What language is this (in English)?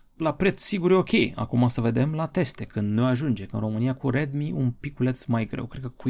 Romanian